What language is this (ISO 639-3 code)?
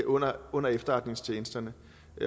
dan